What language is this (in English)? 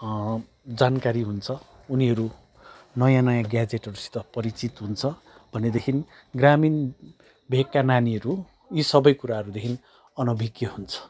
Nepali